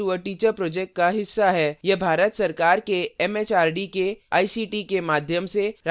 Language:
Hindi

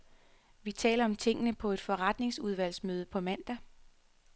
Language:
Danish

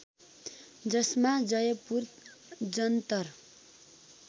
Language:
Nepali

